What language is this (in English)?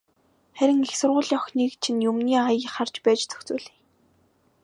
Mongolian